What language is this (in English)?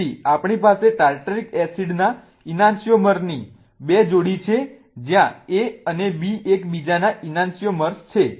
Gujarati